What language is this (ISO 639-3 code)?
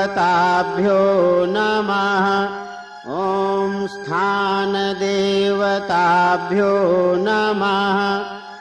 ron